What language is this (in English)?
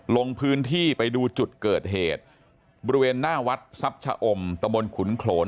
Thai